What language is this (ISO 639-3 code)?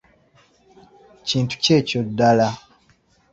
lug